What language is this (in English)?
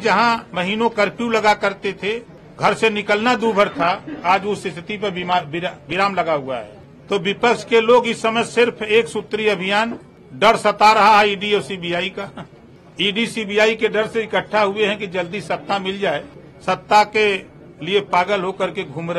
Hindi